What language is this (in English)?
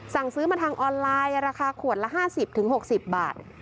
Thai